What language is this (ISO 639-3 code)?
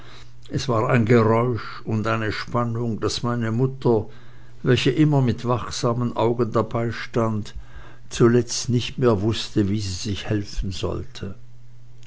deu